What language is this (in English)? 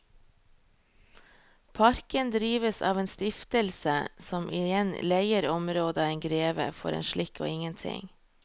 Norwegian